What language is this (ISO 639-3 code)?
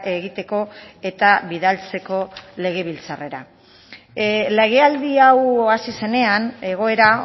eus